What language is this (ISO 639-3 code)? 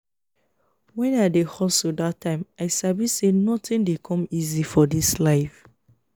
pcm